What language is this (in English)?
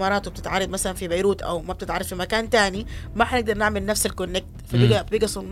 Arabic